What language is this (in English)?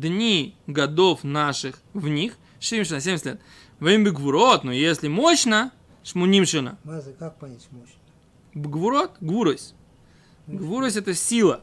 Russian